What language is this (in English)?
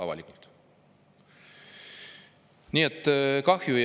Estonian